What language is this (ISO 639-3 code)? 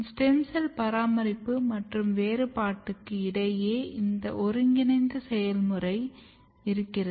tam